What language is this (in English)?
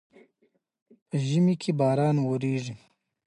Pashto